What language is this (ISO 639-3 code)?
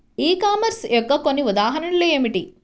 tel